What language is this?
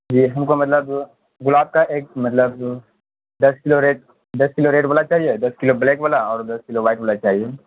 Urdu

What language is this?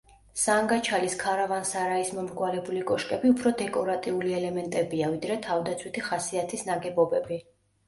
Georgian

